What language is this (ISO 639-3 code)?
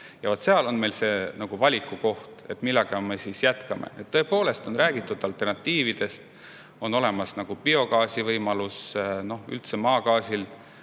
est